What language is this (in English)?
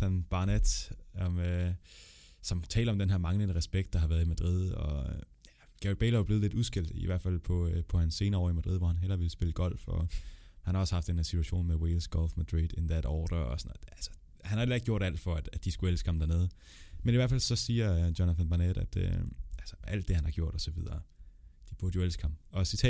Danish